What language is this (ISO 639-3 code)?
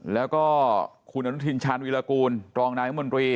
tha